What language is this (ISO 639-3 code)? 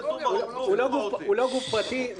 heb